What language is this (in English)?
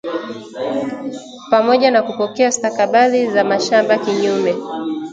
Swahili